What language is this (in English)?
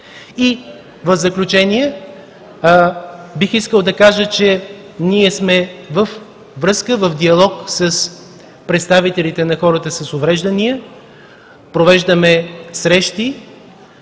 Bulgarian